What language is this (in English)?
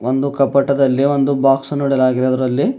Kannada